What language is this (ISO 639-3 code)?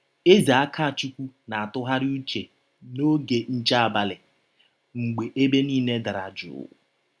ibo